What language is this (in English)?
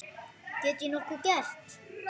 Icelandic